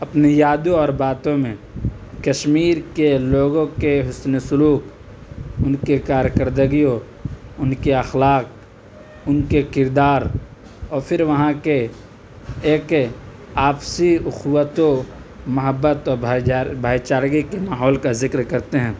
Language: Urdu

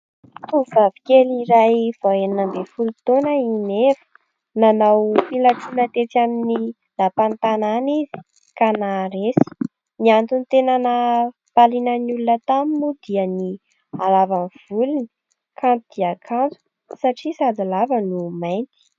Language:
Malagasy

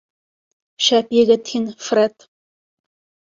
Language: Bashkir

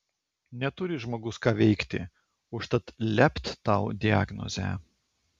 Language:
Lithuanian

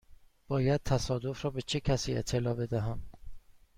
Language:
Persian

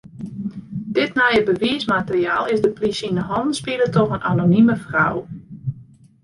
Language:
Western Frisian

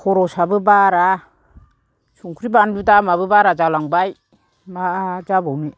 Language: Bodo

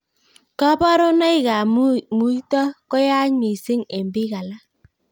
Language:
Kalenjin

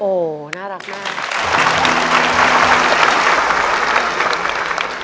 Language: Thai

